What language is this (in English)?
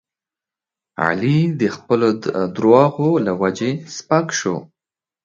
Pashto